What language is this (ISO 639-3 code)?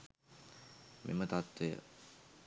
sin